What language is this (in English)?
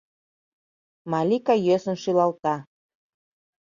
Mari